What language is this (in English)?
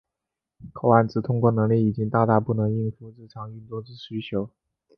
Chinese